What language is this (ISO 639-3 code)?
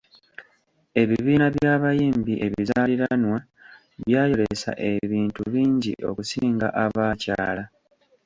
lug